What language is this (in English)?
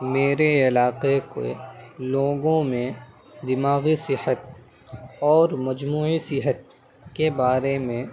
Urdu